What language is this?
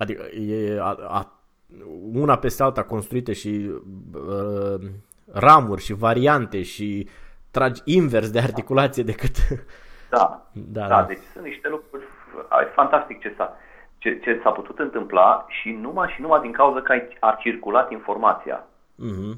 Romanian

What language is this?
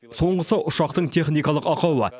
Kazakh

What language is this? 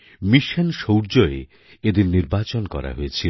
Bangla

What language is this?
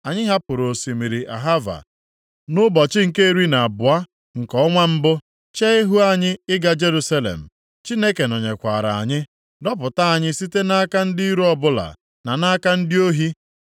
Igbo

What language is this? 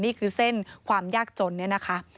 Thai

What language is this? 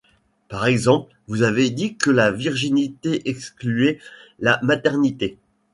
French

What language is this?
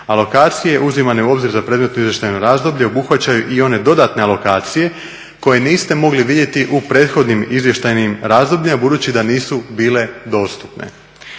Croatian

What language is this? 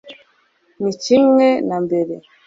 Kinyarwanda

